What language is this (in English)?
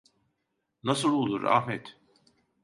Turkish